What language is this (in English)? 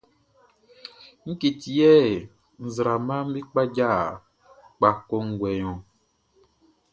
Baoulé